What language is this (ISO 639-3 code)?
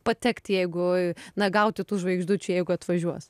lit